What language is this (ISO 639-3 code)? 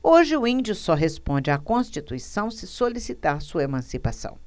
por